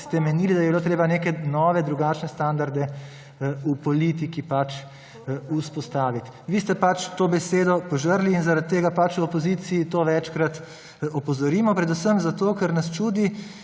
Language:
Slovenian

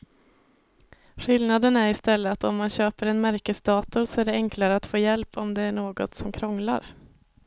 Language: Swedish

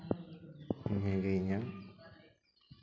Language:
Santali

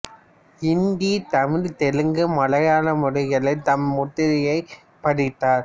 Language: Tamil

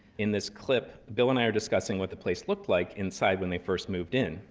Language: English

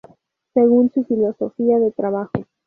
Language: Spanish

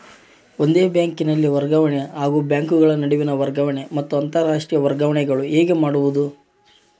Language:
Kannada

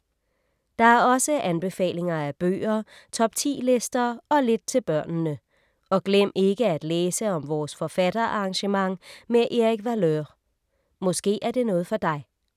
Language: Danish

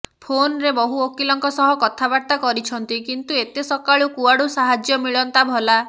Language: Odia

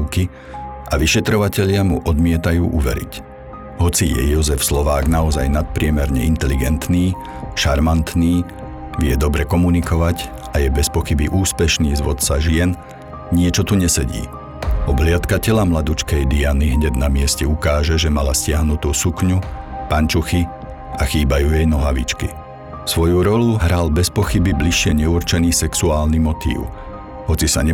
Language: Slovak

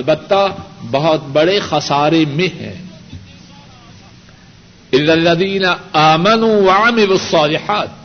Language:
Urdu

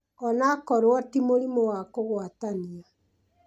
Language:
Kikuyu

